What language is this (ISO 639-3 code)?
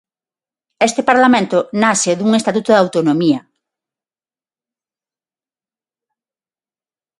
glg